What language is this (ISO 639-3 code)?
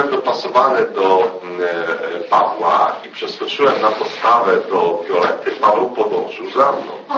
pol